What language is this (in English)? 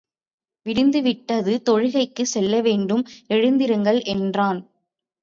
Tamil